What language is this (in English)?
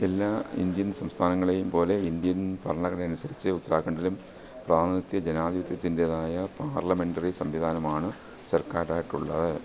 Malayalam